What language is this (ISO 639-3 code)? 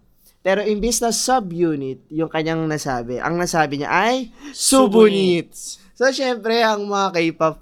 fil